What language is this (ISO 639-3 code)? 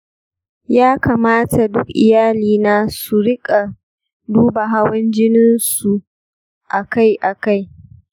hau